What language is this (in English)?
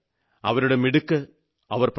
Malayalam